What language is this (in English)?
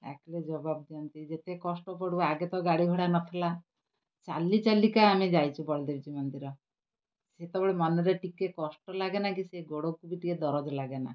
Odia